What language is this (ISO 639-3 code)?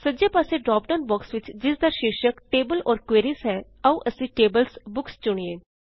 pan